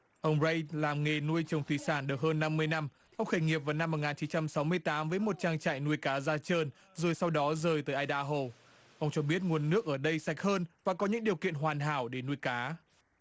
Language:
Vietnamese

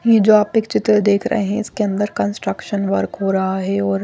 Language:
Hindi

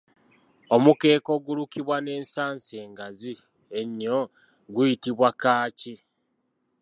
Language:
Ganda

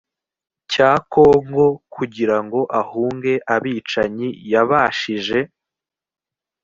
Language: Kinyarwanda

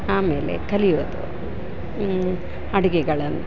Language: Kannada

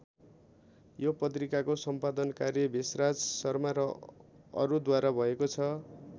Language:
Nepali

